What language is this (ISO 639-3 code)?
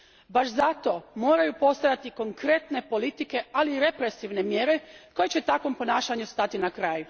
hrv